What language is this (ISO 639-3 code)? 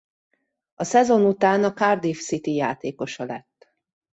hun